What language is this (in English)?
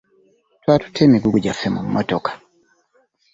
Ganda